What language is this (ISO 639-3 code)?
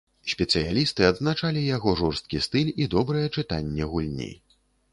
bel